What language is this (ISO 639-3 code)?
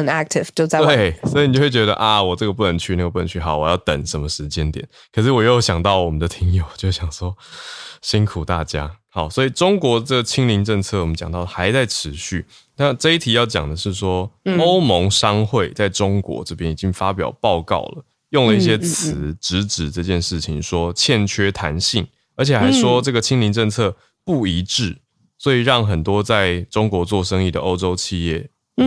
zho